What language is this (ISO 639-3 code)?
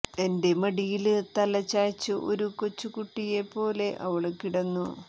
mal